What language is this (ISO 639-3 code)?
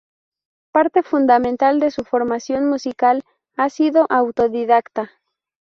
spa